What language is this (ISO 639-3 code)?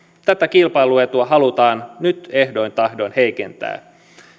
fin